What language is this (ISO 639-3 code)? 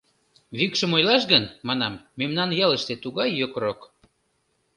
chm